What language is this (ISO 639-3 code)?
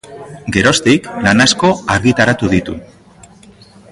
eus